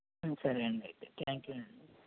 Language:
Telugu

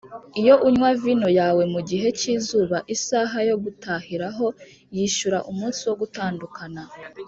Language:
Kinyarwanda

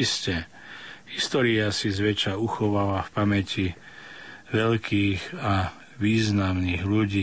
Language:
Slovak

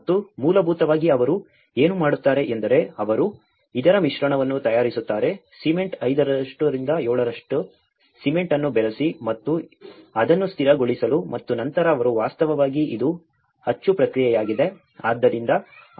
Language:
Kannada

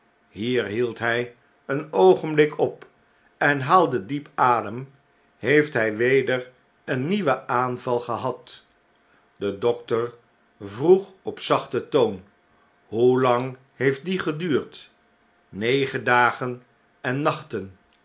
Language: Dutch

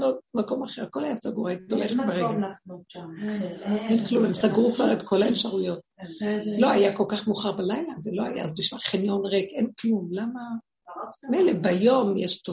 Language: Hebrew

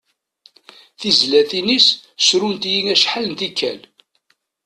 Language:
Kabyle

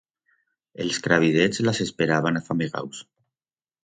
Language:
Aragonese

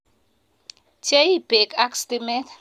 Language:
Kalenjin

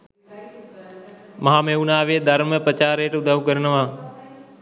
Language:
Sinhala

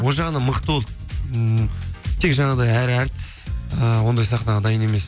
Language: Kazakh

